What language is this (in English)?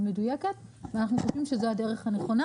Hebrew